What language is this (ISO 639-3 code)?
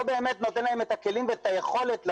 heb